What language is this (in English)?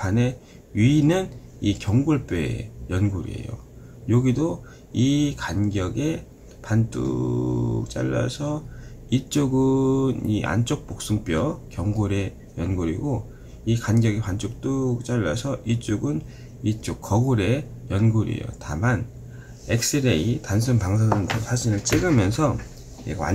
Korean